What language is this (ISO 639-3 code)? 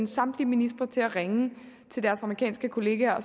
dan